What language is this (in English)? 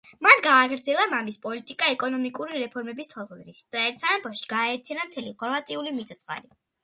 Georgian